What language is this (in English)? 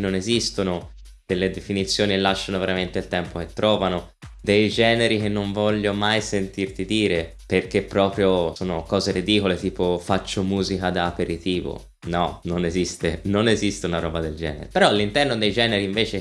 Italian